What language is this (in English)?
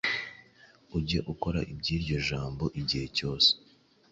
Kinyarwanda